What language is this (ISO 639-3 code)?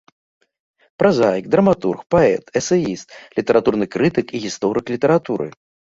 bel